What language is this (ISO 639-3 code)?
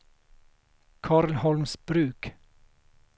swe